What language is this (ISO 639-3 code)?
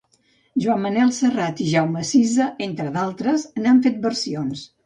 cat